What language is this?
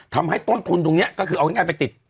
Thai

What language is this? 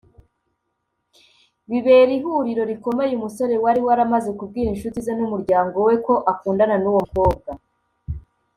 Kinyarwanda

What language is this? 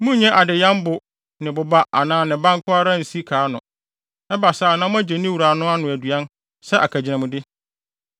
Akan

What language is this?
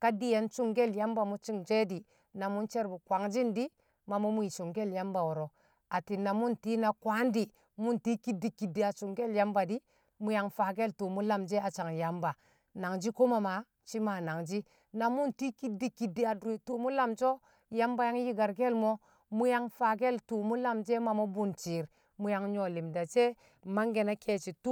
Kamo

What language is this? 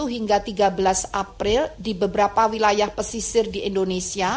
Indonesian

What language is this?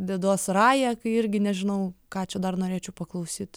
Lithuanian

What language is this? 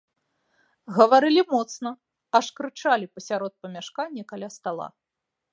Belarusian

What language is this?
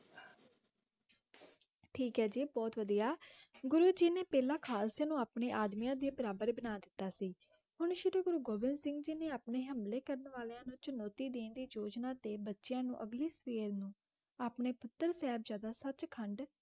Punjabi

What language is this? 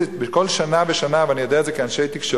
Hebrew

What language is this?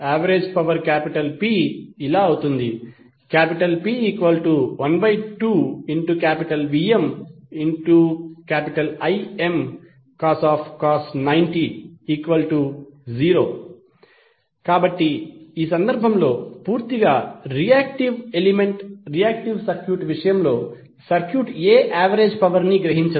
Telugu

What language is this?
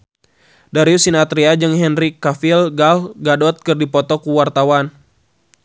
Sundanese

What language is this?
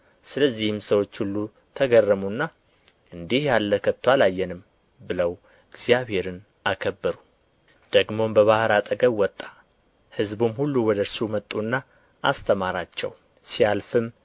Amharic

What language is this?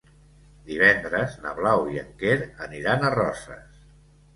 Catalan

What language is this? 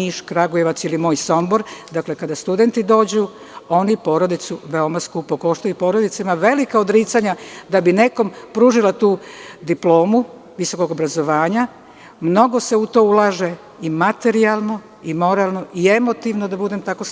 Serbian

